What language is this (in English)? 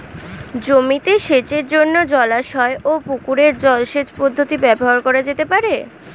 Bangla